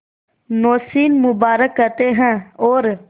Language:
Hindi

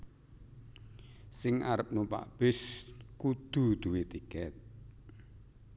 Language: Javanese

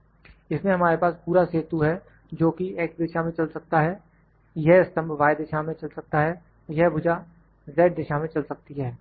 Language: Hindi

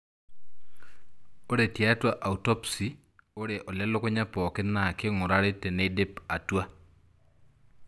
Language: Masai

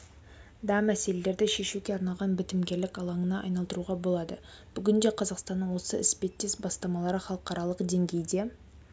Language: Kazakh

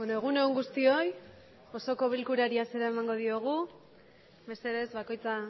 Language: Basque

